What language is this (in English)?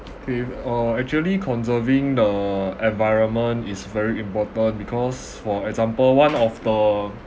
English